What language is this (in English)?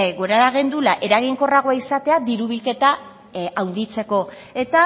Basque